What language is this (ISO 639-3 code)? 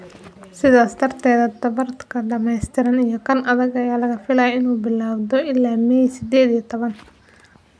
som